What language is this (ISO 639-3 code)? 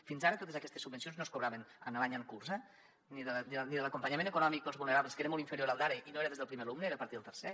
cat